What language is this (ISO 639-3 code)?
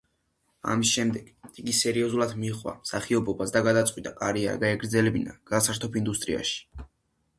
kat